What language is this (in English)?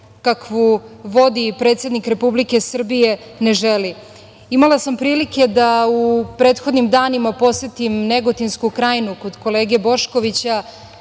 Serbian